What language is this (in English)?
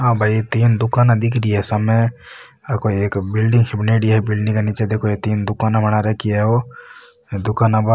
Marwari